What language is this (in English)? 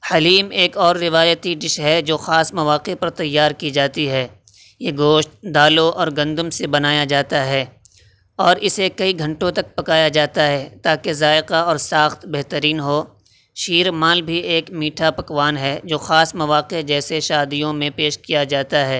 Urdu